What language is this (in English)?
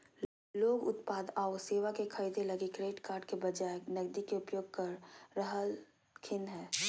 Magahi